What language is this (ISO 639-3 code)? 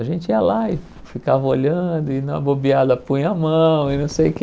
por